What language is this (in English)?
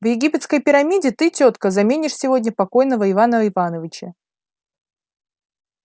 Russian